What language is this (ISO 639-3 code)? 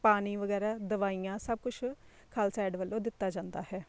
pan